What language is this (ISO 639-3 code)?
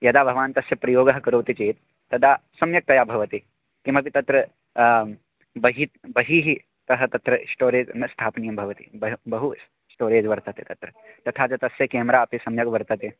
san